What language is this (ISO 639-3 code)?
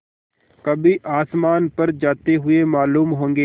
hin